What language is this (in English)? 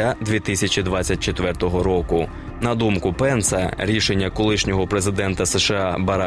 Ukrainian